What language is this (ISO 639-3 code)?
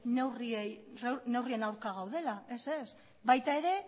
eus